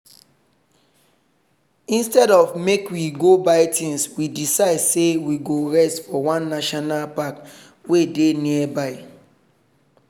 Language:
Nigerian Pidgin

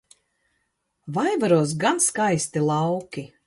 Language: Latvian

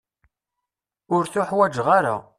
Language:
Kabyle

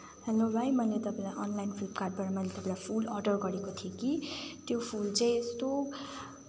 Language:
Nepali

